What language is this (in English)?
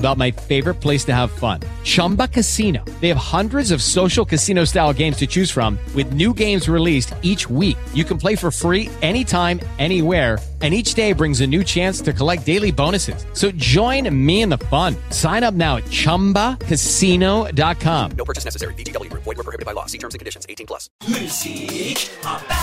Turkish